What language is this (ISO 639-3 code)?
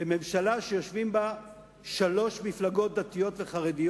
heb